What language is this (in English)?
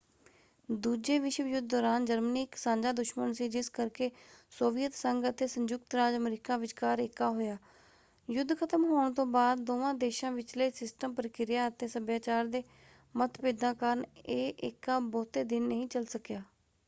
Punjabi